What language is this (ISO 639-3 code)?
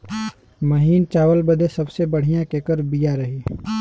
bho